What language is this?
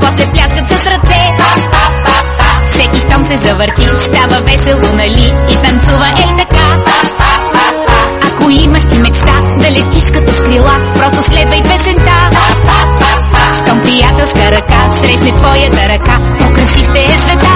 Bulgarian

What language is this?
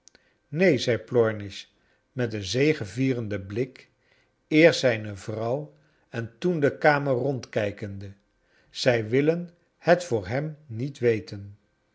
Dutch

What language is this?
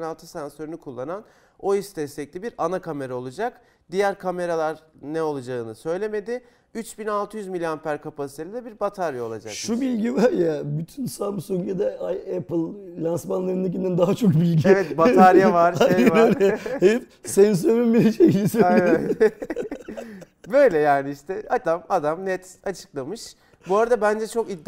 Turkish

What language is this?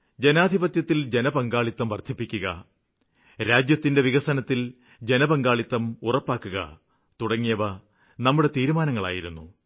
Malayalam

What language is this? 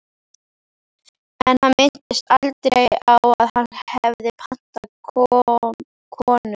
Icelandic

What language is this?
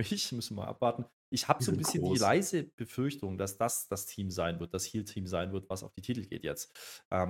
German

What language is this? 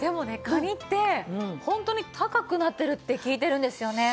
Japanese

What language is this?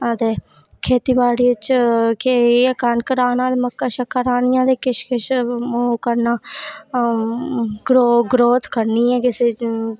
Dogri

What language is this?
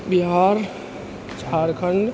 Maithili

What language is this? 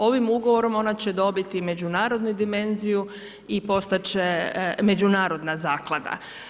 Croatian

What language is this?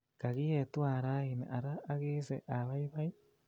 Kalenjin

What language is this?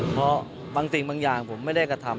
Thai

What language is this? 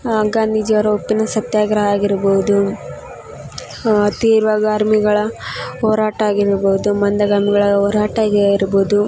Kannada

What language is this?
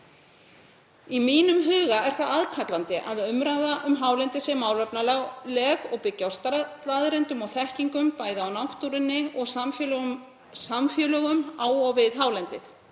Icelandic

